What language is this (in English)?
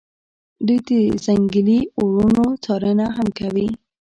Pashto